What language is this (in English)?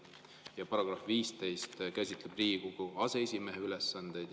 Estonian